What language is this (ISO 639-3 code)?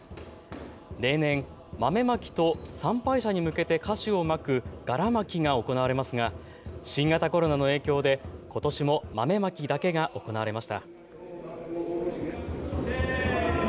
jpn